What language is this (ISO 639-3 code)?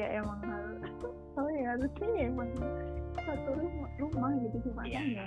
ind